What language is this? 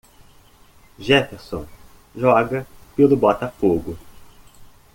Portuguese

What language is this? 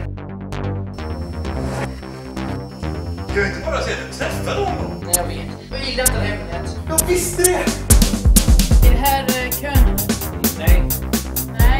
Swedish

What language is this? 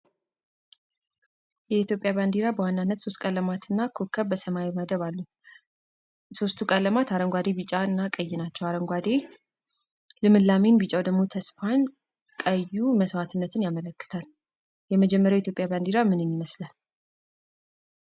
Amharic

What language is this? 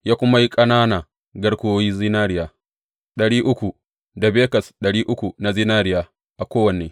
Hausa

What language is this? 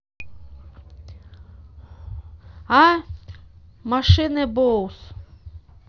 Russian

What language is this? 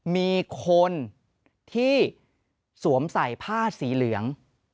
Thai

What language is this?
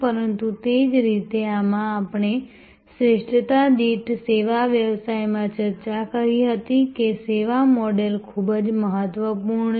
Gujarati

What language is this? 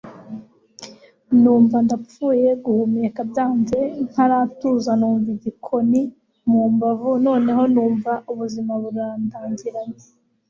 Kinyarwanda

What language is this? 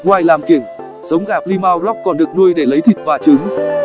Vietnamese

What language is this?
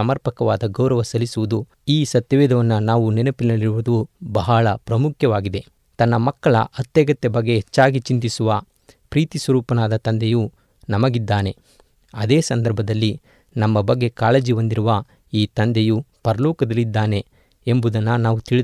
Kannada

